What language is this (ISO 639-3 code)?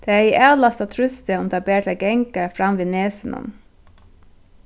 fao